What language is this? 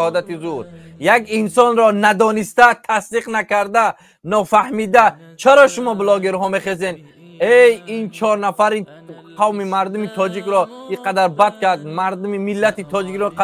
Persian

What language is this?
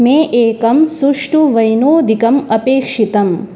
Sanskrit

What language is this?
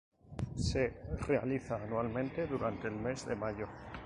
Spanish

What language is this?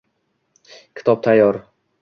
Uzbek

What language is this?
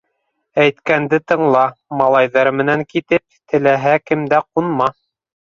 Bashkir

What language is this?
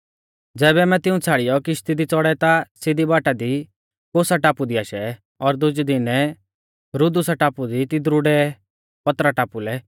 Mahasu Pahari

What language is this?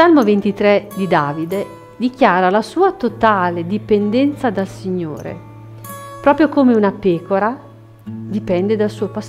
Italian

